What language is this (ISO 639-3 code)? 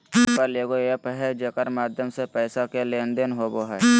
mag